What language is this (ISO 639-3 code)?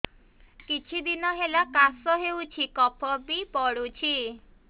ori